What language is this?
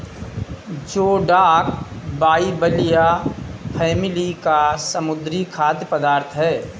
Hindi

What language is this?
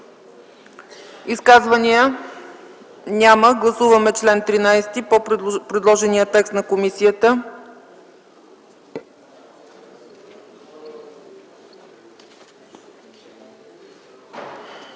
Bulgarian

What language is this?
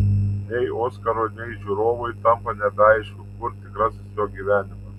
Lithuanian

